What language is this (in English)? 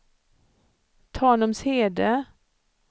Swedish